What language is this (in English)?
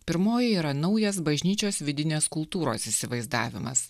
Lithuanian